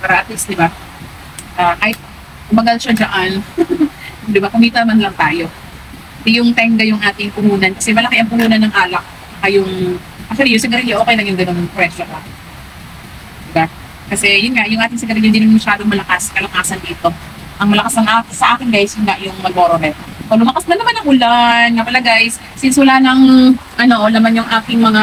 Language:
Filipino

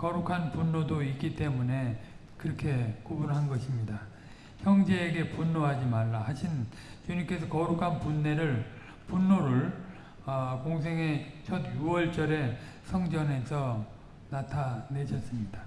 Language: Korean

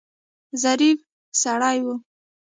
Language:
Pashto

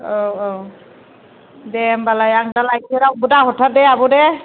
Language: Bodo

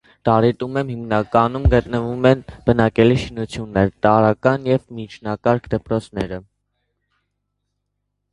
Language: Armenian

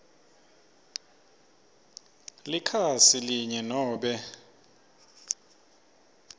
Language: Swati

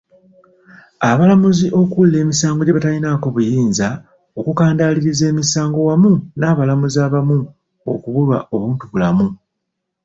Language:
Ganda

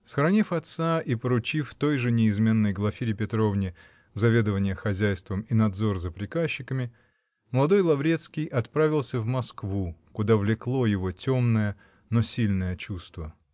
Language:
Russian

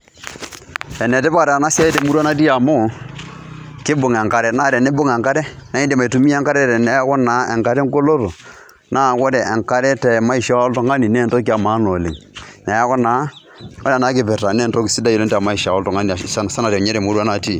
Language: Masai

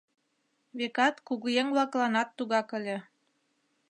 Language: Mari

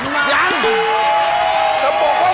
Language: Thai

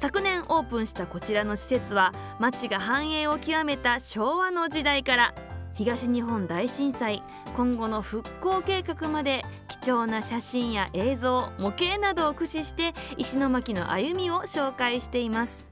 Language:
Japanese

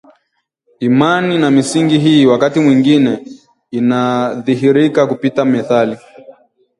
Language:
Swahili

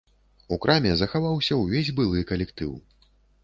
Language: Belarusian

